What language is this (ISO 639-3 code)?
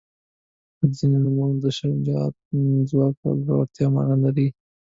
pus